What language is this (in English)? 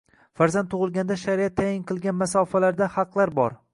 Uzbek